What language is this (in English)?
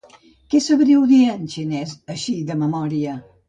Catalan